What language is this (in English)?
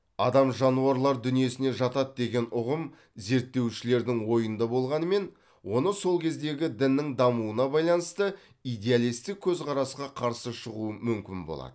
Kazakh